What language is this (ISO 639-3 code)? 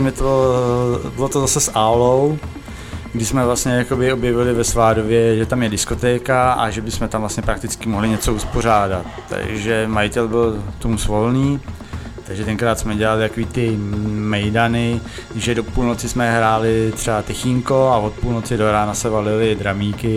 ces